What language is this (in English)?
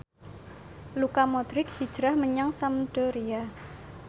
Javanese